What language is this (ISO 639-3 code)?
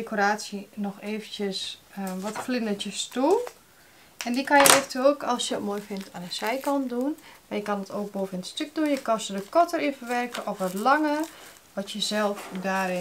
nld